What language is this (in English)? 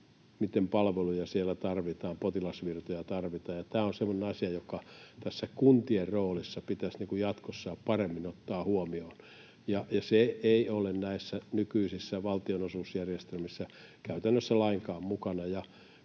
Finnish